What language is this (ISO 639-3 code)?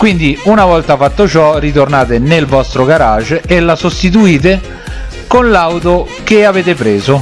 ita